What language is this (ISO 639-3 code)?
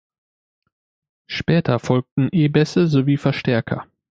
deu